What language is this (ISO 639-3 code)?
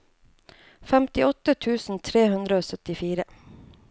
nor